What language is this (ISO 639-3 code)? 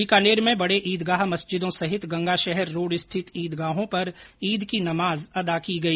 hin